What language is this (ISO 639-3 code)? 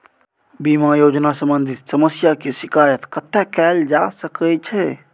mai